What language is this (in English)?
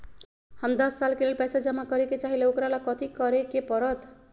Magahi